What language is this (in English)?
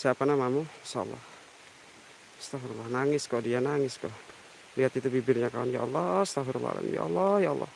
Indonesian